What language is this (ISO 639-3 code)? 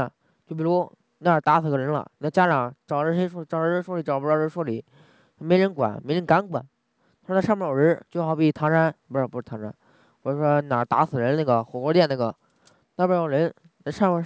zho